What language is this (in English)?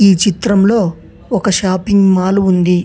Telugu